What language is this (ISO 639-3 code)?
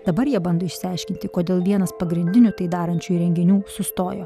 lit